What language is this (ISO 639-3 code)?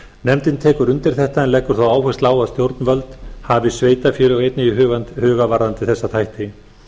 isl